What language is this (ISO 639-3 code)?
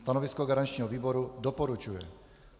ces